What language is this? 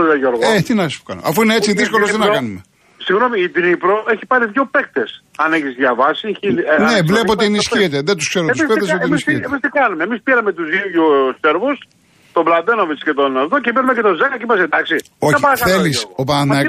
Greek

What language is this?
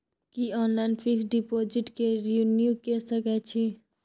Maithili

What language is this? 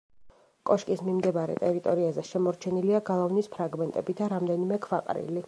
Georgian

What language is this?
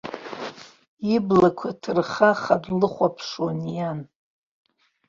Abkhazian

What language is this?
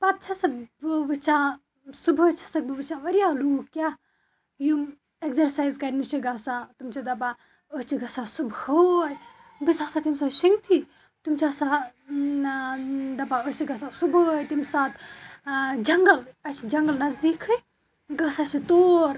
Kashmiri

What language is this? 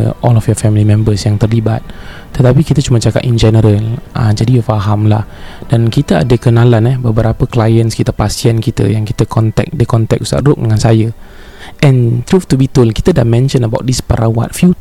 Malay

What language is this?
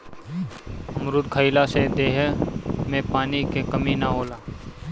Bhojpuri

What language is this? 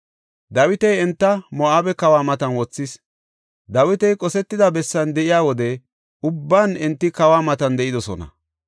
Gofa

